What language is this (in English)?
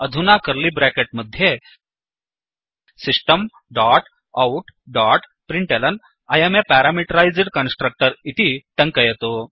Sanskrit